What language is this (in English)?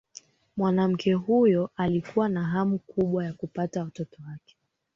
Swahili